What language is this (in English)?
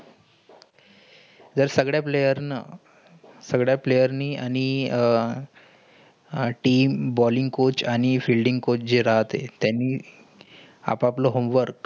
Marathi